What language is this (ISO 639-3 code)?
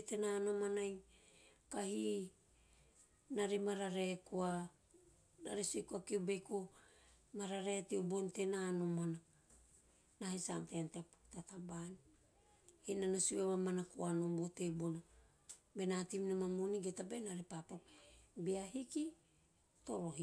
tio